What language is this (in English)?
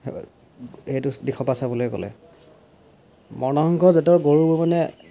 Assamese